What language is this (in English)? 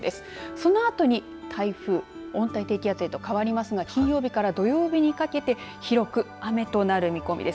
Japanese